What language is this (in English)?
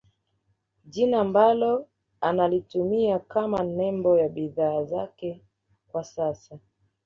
Swahili